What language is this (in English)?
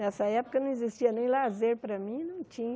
Portuguese